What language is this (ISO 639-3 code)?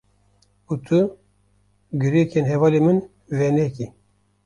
kur